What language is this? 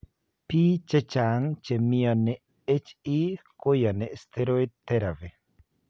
Kalenjin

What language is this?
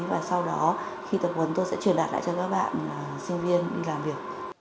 Vietnamese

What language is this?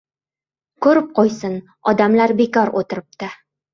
Uzbek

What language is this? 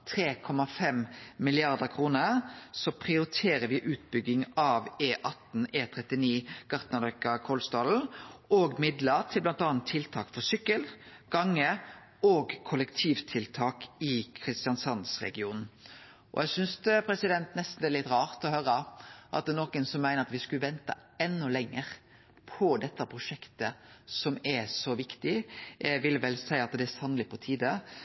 Norwegian Nynorsk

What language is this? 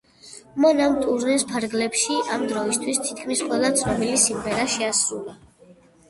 Georgian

